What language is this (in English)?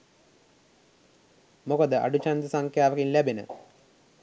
Sinhala